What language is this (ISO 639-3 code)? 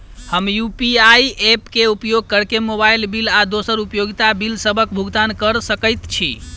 mai